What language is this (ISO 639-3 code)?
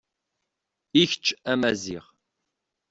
kab